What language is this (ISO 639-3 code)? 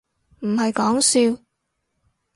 yue